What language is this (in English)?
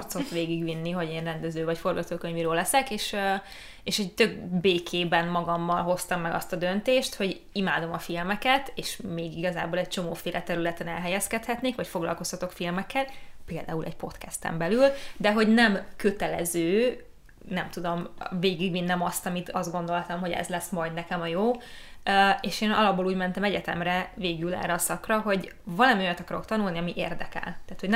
Hungarian